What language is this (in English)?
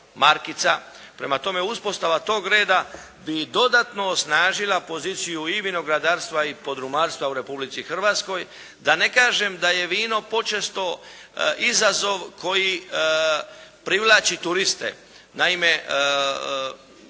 Croatian